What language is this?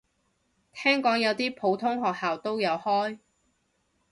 Cantonese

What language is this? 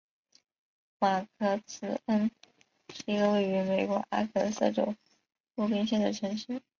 Chinese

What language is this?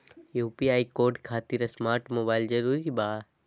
Magahi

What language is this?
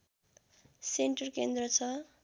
Nepali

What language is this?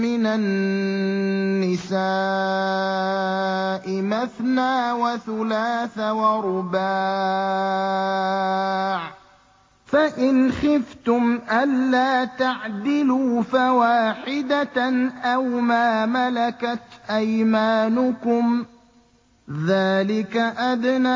Arabic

